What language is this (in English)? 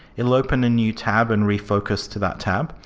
English